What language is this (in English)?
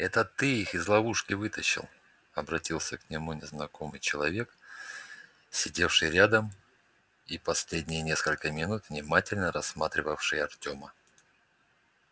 Russian